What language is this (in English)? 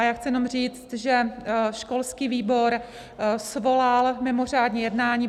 Czech